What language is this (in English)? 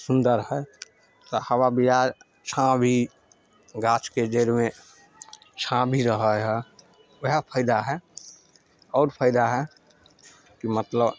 Maithili